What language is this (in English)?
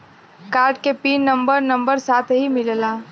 Bhojpuri